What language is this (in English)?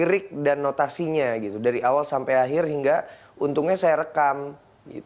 Indonesian